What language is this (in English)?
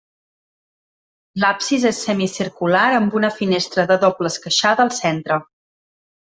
Catalan